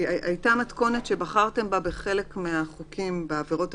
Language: Hebrew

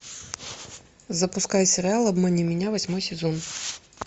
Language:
Russian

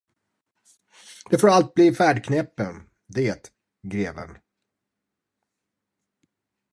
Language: Swedish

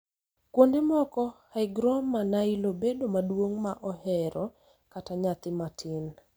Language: Luo (Kenya and Tanzania)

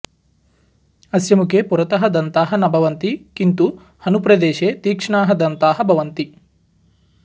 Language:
Sanskrit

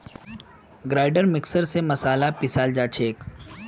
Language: Magahi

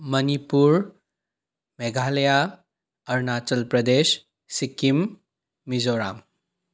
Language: Manipuri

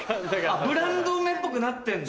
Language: Japanese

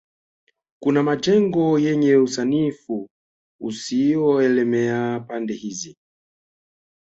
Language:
Swahili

